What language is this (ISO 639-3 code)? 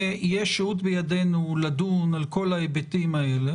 heb